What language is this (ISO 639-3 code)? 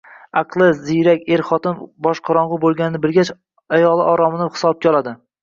uzb